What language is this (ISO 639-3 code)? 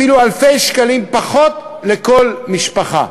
heb